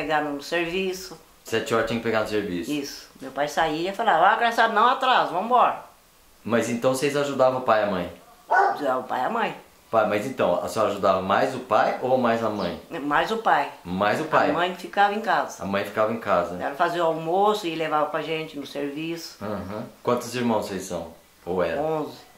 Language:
Portuguese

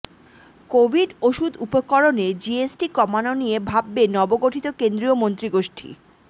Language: Bangla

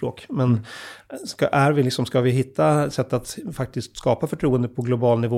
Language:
Swedish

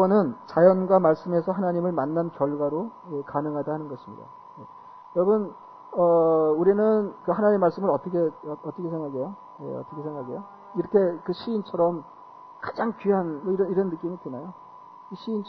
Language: Korean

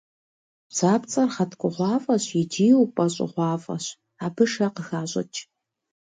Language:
Kabardian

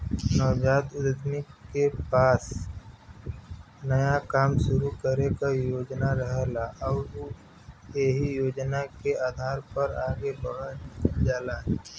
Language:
Bhojpuri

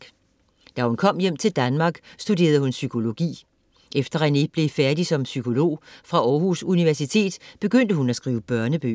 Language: Danish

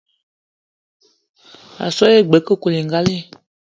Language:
Eton (Cameroon)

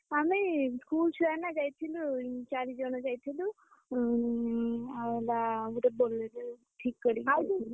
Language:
Odia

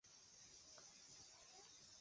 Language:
Chinese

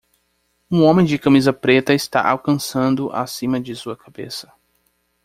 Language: Portuguese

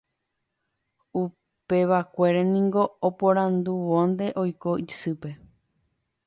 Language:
Guarani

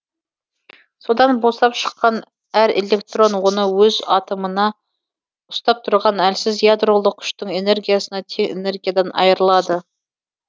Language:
Kazakh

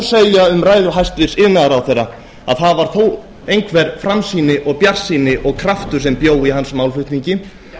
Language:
Icelandic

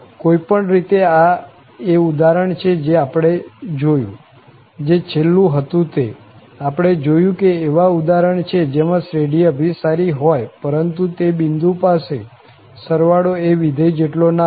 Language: Gujarati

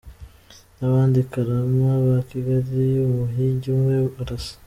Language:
Kinyarwanda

